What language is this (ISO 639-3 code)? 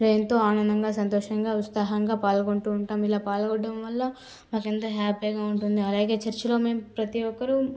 tel